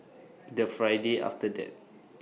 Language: English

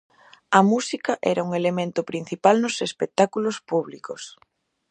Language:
Galician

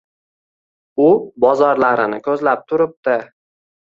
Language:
Uzbek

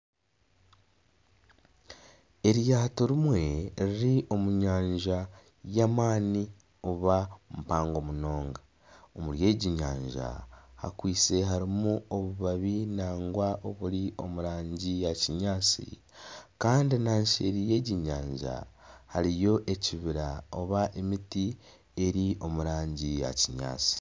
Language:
Nyankole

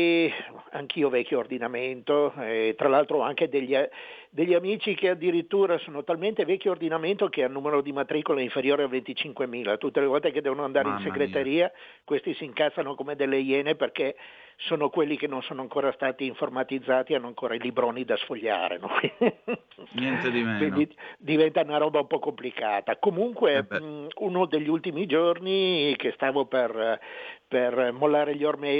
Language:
Italian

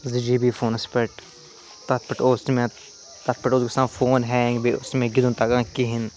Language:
Kashmiri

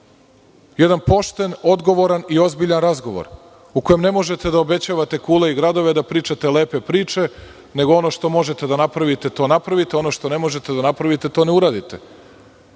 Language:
Serbian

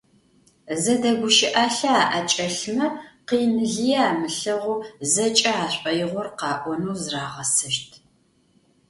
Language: Adyghe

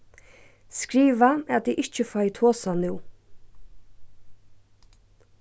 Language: Faroese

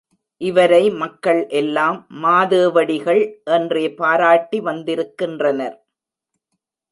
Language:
Tamil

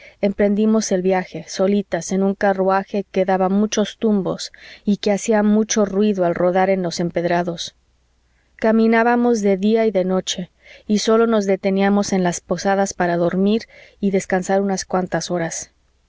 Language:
Spanish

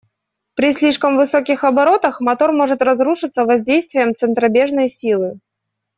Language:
Russian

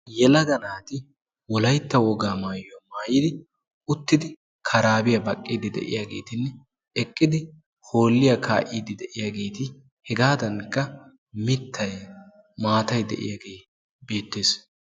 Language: Wolaytta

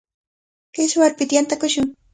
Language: Cajatambo North Lima Quechua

